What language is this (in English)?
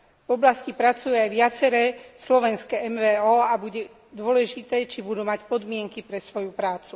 Slovak